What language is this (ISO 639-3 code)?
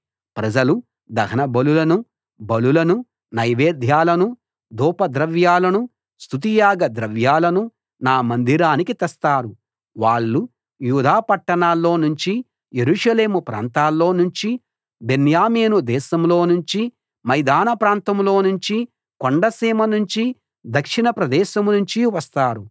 tel